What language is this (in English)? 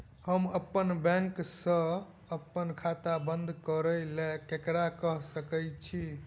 Maithili